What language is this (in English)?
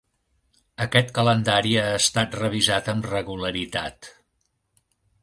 Catalan